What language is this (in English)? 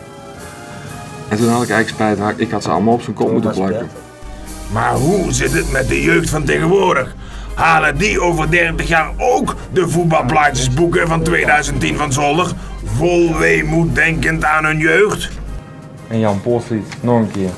Dutch